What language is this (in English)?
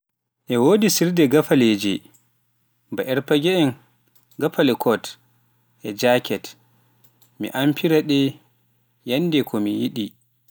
Pular